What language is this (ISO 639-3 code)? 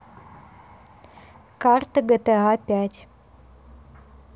rus